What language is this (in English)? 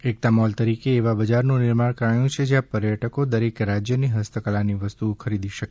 Gujarati